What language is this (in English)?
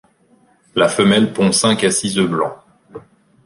French